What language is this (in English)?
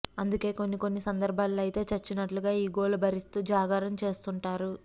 Telugu